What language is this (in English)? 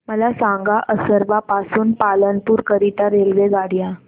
Marathi